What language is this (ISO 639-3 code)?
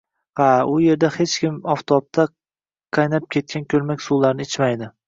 uzb